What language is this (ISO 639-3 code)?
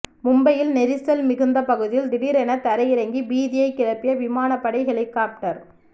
tam